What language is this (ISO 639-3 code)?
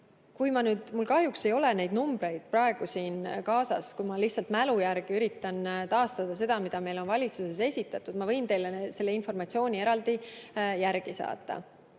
est